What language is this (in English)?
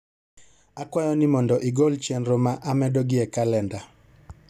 Luo (Kenya and Tanzania)